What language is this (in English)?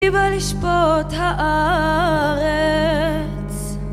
Hebrew